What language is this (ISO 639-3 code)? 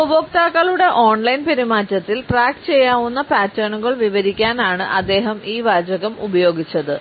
mal